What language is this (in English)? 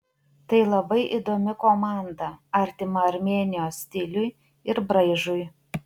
Lithuanian